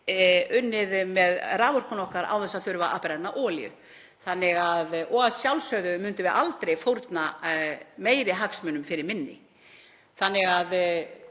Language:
Icelandic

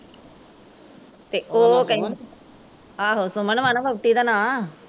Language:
Punjabi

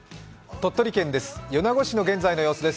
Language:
Japanese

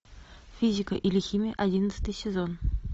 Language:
Russian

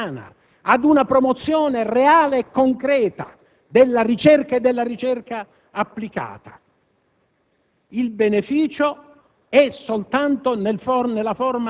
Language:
Italian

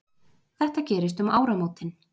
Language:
Icelandic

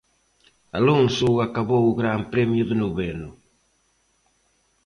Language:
Galician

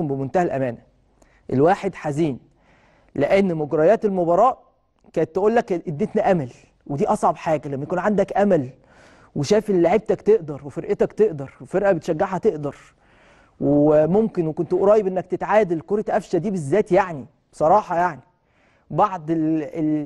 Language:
Arabic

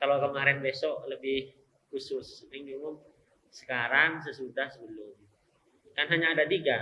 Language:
Indonesian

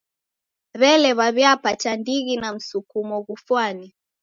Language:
Taita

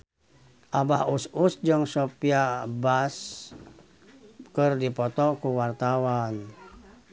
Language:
Sundanese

